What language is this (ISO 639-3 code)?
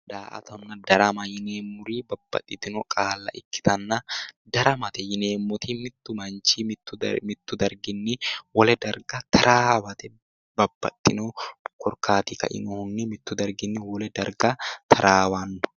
sid